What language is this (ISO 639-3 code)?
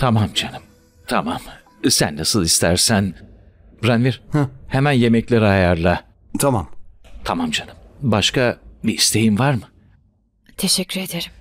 tur